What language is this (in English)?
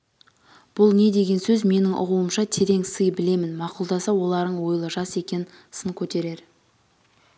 Kazakh